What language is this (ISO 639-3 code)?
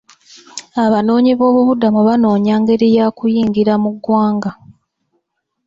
lug